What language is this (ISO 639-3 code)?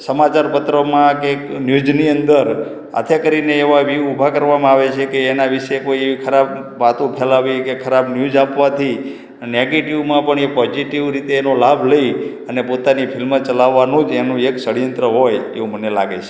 guj